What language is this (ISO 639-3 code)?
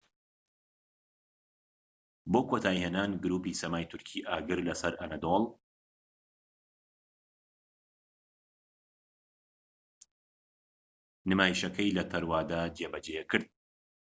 ckb